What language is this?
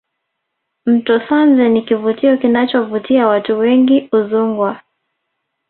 Swahili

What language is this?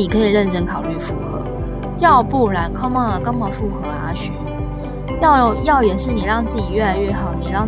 Chinese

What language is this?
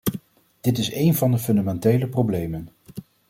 Dutch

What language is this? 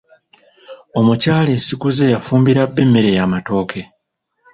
Ganda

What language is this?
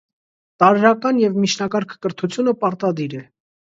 Armenian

